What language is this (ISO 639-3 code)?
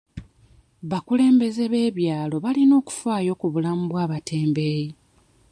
lug